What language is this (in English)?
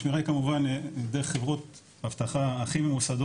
Hebrew